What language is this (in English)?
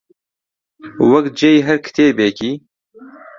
Central Kurdish